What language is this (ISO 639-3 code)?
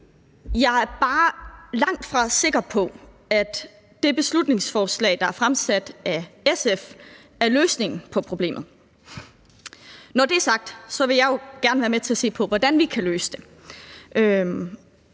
dan